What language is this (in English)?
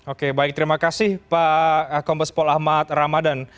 Indonesian